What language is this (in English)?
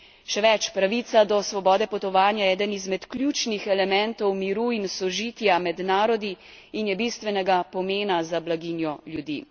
Slovenian